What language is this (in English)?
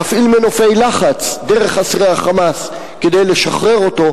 Hebrew